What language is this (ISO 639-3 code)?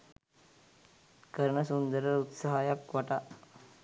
sin